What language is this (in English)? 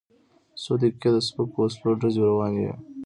Pashto